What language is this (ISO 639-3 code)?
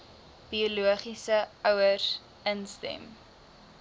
afr